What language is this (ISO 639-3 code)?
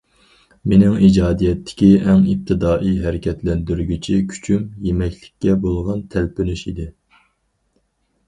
uig